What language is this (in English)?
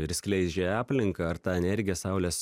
Lithuanian